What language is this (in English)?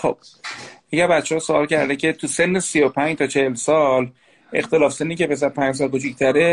Persian